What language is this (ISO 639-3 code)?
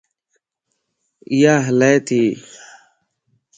lss